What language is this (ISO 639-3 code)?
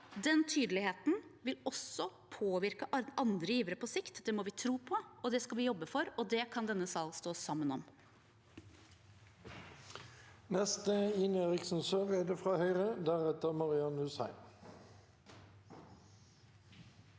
nor